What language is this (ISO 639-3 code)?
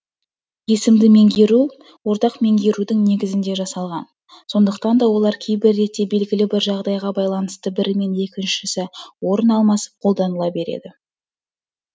kaz